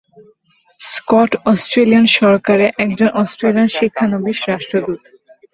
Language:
Bangla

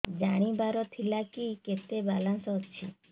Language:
Odia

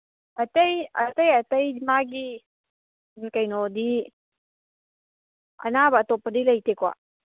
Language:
Manipuri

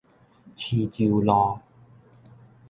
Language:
Min Nan Chinese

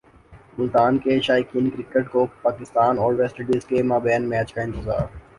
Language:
Urdu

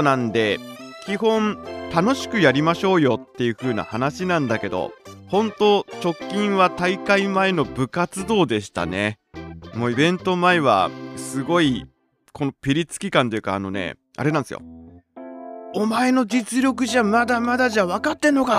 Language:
Japanese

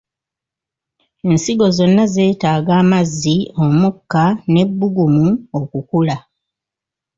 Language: Ganda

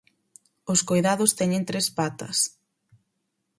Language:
Galician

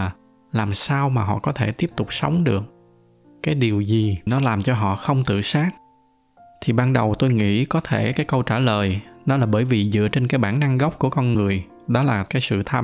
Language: Vietnamese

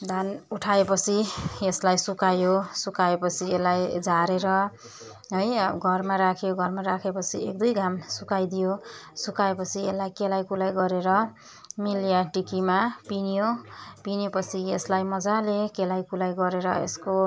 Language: Nepali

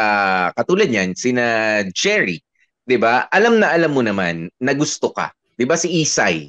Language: Filipino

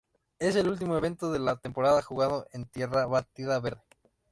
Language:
Spanish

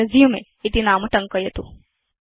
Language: Sanskrit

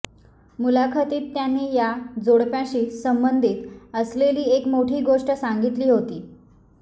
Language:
Marathi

